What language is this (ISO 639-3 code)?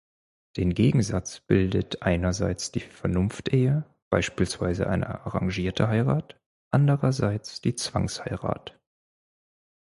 deu